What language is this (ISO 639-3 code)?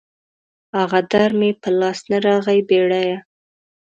pus